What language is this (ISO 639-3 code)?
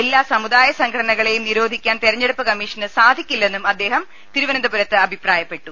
mal